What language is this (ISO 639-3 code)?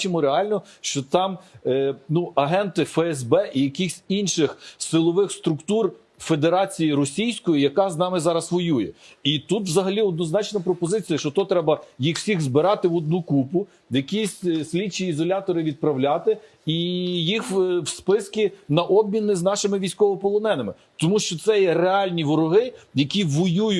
ukr